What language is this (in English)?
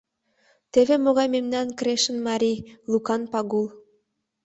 Mari